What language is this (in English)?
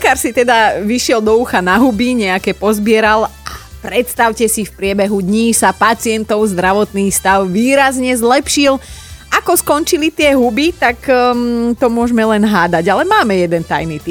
Slovak